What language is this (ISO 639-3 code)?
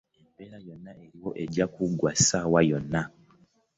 lug